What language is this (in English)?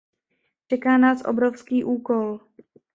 Czech